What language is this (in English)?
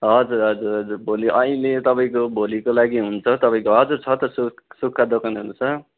Nepali